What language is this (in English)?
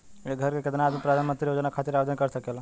Bhojpuri